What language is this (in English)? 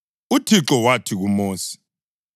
North Ndebele